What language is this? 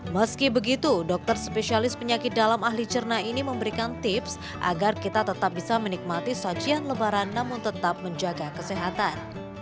Indonesian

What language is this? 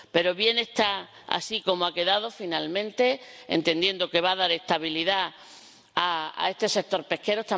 Spanish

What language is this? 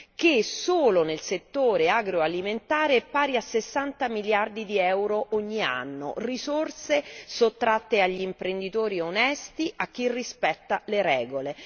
Italian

